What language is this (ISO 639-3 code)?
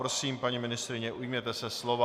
ces